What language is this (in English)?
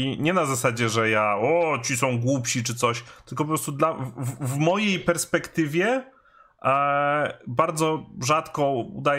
Polish